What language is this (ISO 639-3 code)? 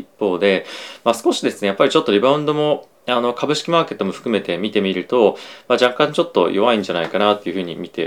jpn